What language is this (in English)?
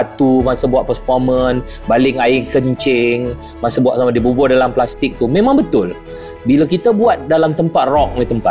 Malay